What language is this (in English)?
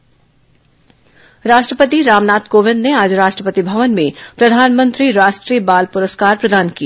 Hindi